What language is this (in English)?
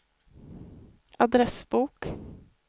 Swedish